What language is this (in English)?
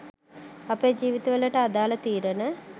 Sinhala